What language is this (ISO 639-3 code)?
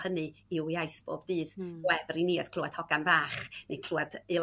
cym